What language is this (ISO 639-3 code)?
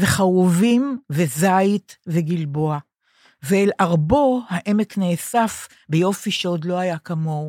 heb